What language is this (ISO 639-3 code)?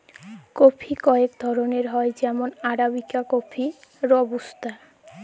ben